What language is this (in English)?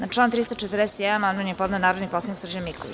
Serbian